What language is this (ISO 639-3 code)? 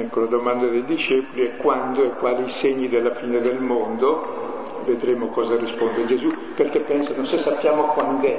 ita